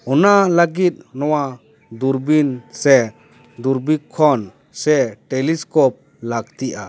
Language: Santali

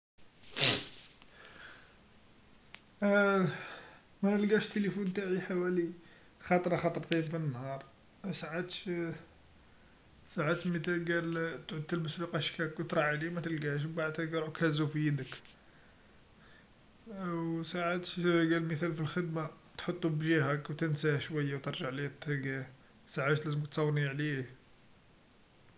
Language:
Algerian Arabic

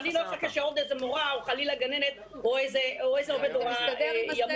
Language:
Hebrew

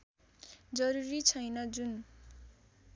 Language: Nepali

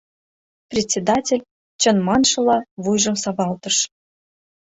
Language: Mari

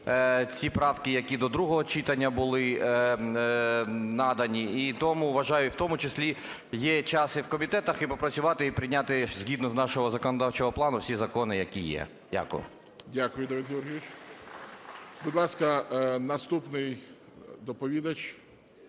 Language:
Ukrainian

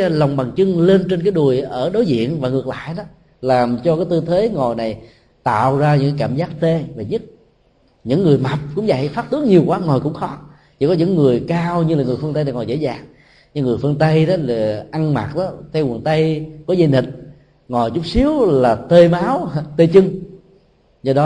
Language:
Vietnamese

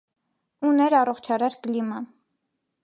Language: Armenian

